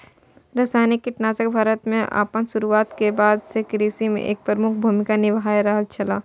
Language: Maithili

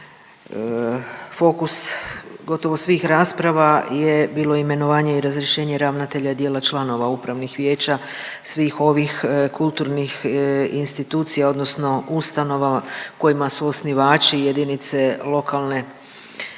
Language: Croatian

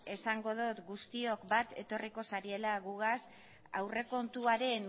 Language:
Basque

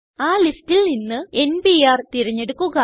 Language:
Malayalam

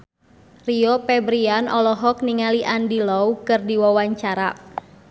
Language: Sundanese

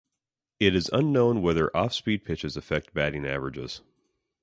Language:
English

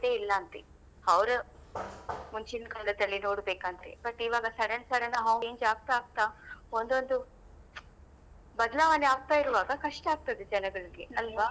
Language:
Kannada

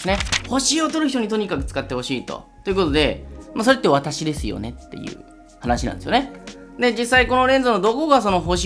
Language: Japanese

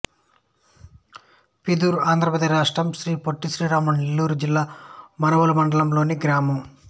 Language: Telugu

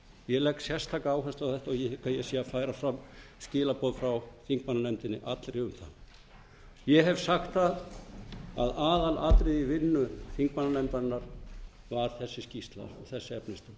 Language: Icelandic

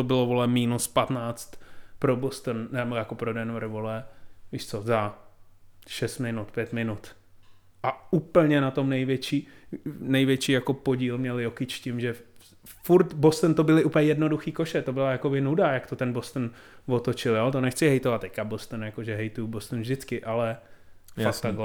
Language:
Czech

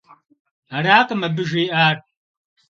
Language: Kabardian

